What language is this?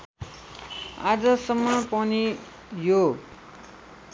Nepali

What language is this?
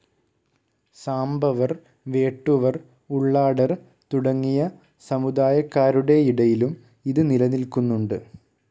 Malayalam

